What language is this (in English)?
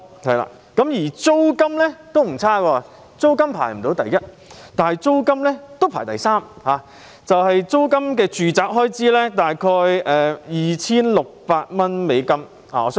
Cantonese